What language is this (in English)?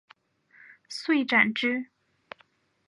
Chinese